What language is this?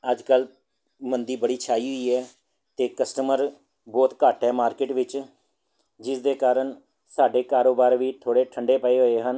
Punjabi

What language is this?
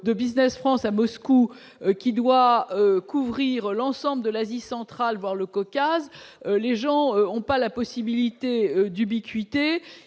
French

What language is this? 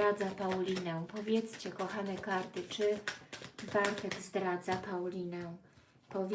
Polish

